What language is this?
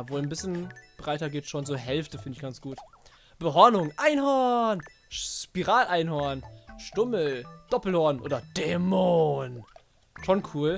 German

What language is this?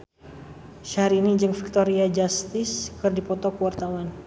Sundanese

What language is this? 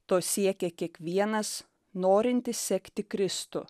Lithuanian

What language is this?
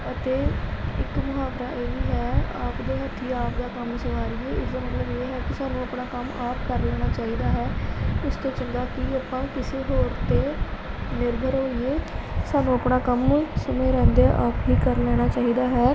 Punjabi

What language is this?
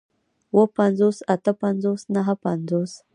Pashto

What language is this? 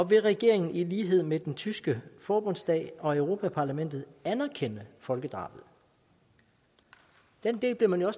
Danish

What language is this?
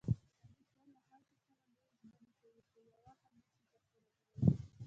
Pashto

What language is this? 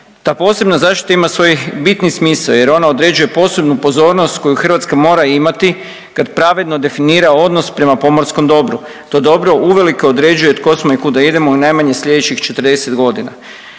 Croatian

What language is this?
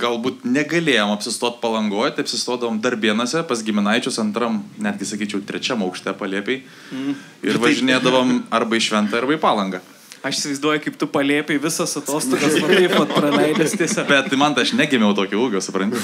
Lithuanian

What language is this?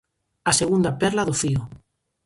Galician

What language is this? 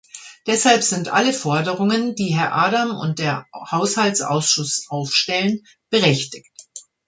German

